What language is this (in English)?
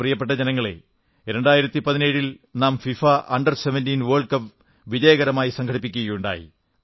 Malayalam